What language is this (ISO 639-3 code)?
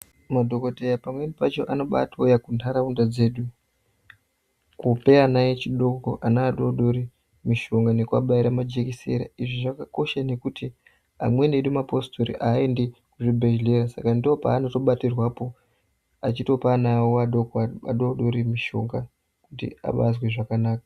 ndc